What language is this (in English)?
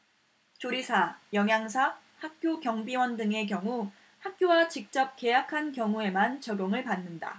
Korean